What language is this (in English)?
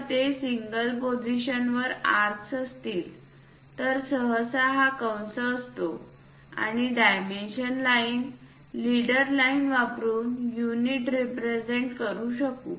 Marathi